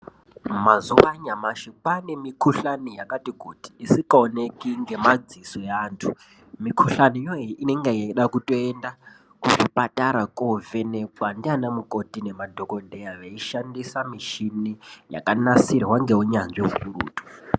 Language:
Ndau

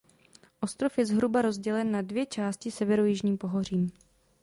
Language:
Czech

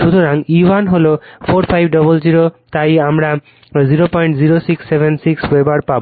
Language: Bangla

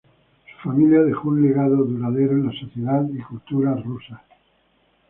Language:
Spanish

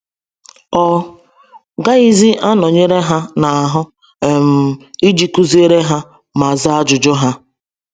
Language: Igbo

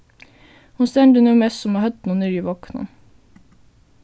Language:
Faroese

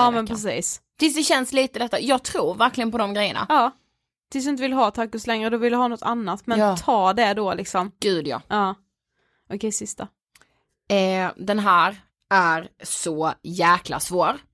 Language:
Swedish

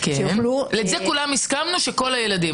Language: Hebrew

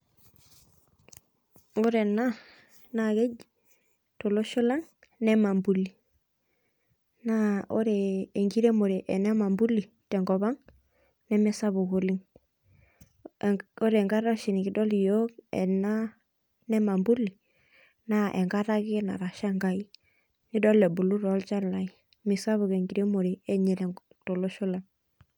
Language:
Masai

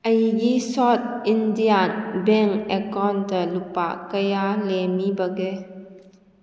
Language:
Manipuri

